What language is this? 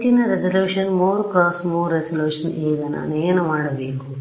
Kannada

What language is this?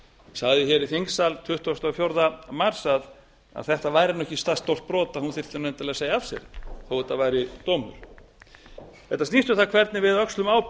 Icelandic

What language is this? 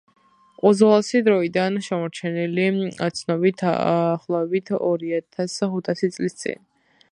Georgian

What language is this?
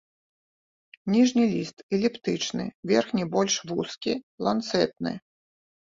Belarusian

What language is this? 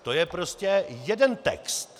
Czech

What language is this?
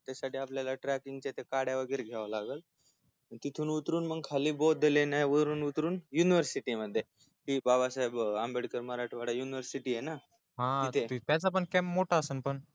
Marathi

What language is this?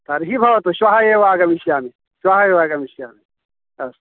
Sanskrit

